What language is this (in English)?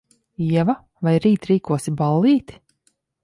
Latvian